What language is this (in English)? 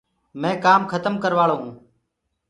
Gurgula